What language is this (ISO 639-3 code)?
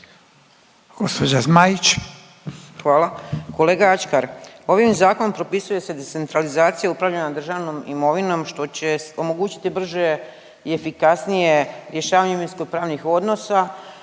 hrv